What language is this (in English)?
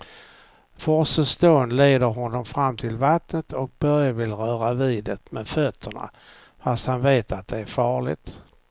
Swedish